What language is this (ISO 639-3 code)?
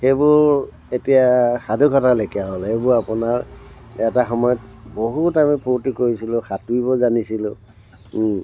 asm